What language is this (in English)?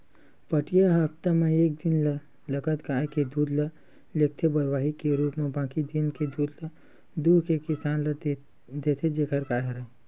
Chhattisgarhi